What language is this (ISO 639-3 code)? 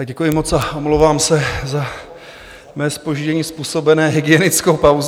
ces